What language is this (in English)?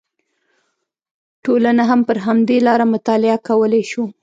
Pashto